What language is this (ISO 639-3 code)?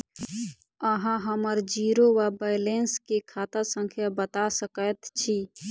mai